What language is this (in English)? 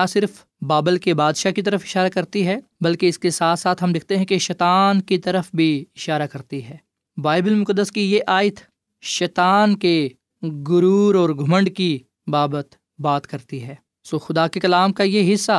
Urdu